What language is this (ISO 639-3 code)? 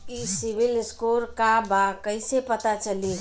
bho